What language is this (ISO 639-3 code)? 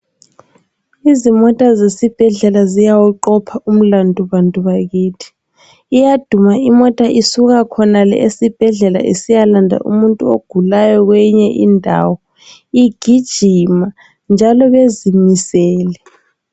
nde